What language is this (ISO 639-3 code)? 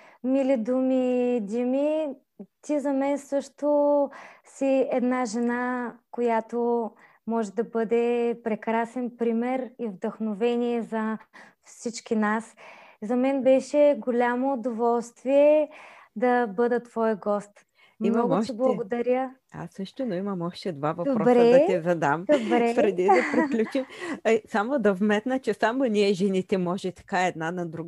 bul